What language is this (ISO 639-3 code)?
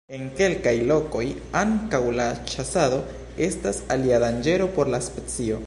epo